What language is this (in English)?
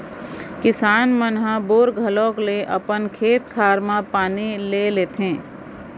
Chhattisgarhi